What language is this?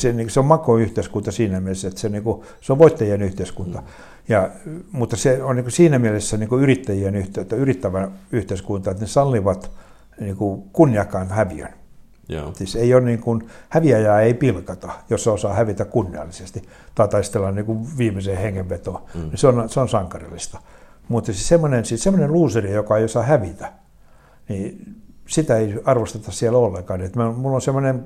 Finnish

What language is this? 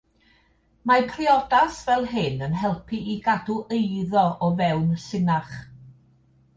Welsh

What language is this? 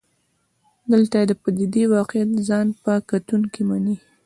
Pashto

